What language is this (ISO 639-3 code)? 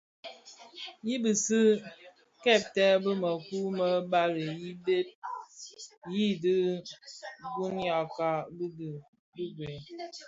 ksf